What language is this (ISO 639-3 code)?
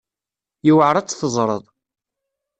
kab